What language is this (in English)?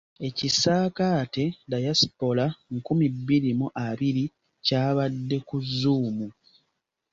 Ganda